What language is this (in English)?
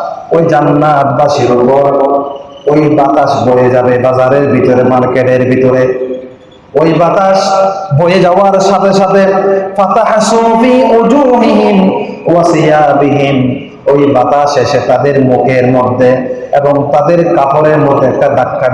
Bangla